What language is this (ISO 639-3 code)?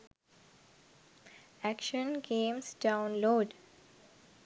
sin